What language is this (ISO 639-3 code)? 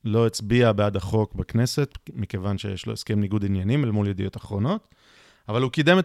heb